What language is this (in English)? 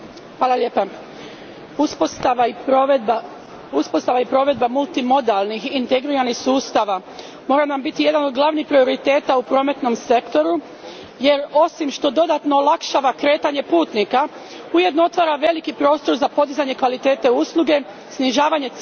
Croatian